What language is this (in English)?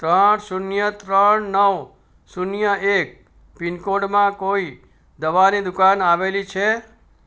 Gujarati